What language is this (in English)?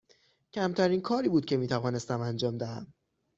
Persian